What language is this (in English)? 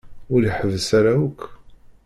Kabyle